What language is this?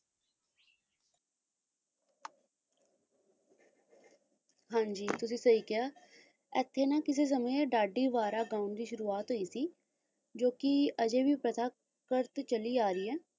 Punjabi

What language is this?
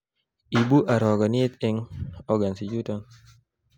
Kalenjin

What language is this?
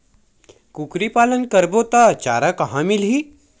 Chhattisgarhi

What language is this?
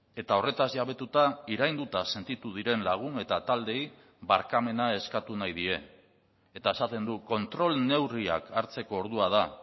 Basque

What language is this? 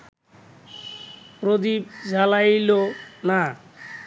Bangla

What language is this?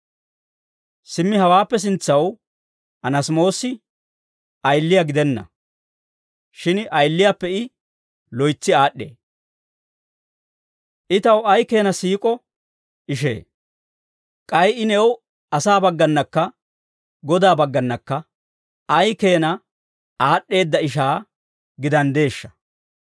Dawro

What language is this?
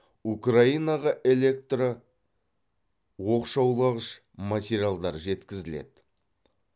Kazakh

